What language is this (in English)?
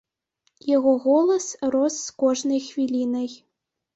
Belarusian